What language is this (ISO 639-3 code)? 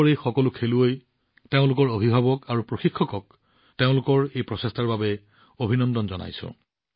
asm